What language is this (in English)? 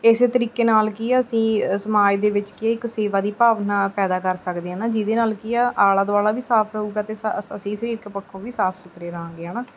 Punjabi